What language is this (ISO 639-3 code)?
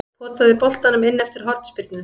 isl